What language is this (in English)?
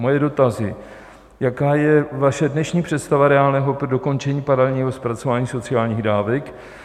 Czech